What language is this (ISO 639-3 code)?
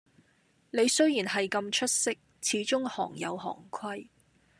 yue